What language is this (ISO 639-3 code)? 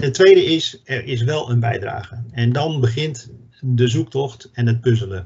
nld